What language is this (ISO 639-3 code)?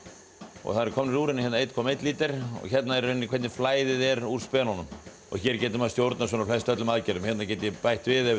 isl